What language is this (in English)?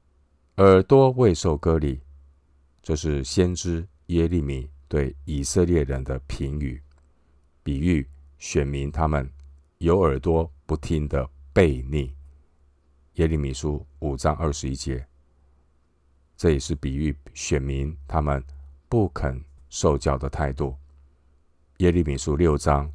Chinese